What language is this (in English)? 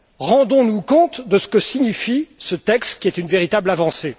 French